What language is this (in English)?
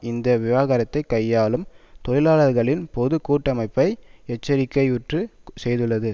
Tamil